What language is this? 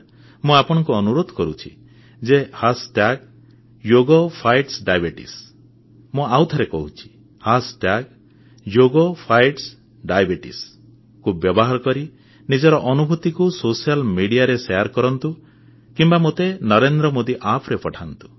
Odia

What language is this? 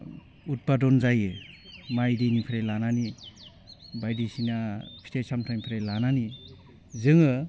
Bodo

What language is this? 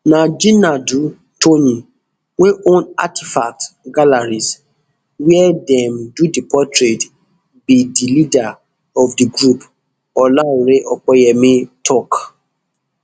Nigerian Pidgin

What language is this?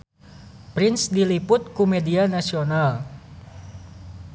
Sundanese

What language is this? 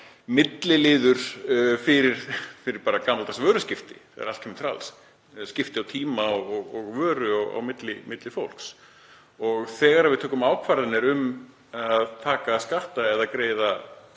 Icelandic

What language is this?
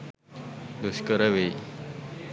Sinhala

